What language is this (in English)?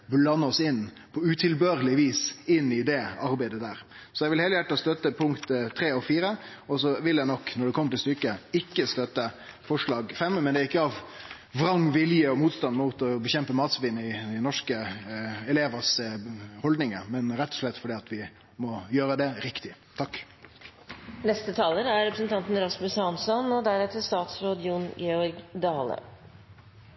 Norwegian